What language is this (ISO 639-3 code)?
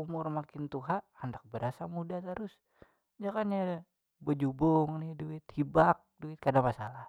bjn